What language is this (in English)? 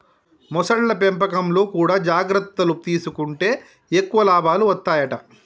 Telugu